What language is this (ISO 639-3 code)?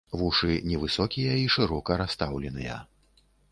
bel